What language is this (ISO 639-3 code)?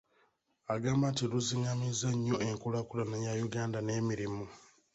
lug